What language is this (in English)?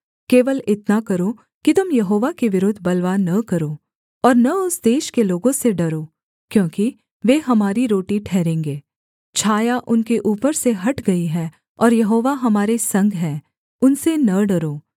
Hindi